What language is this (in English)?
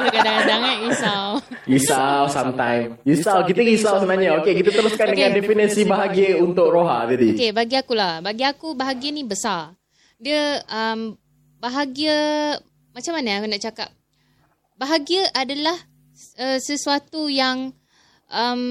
Malay